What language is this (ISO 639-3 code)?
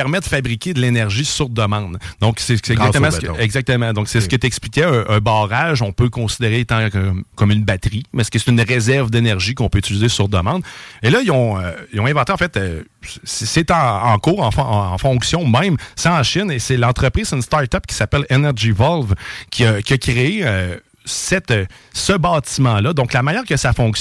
fra